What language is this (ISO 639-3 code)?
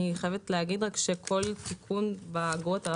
heb